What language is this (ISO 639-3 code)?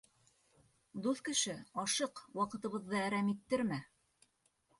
bak